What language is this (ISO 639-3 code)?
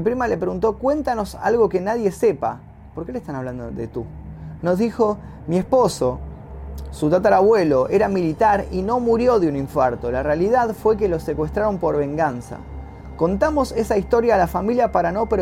spa